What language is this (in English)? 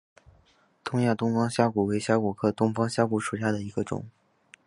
Chinese